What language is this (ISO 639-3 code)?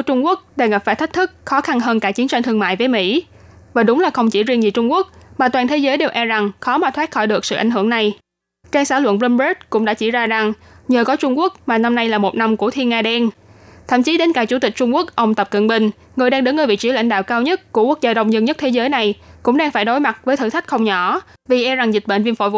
vie